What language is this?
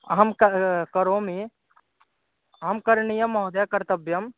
Sanskrit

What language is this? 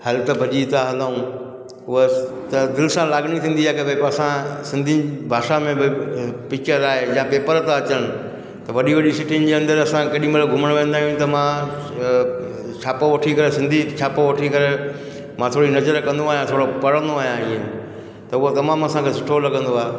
Sindhi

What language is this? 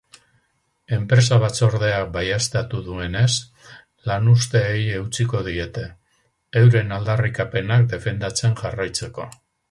Basque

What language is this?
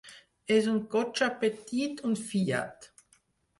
Catalan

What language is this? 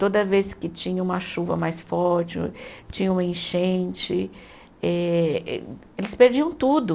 Portuguese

